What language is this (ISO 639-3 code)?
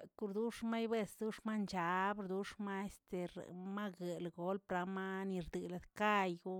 zts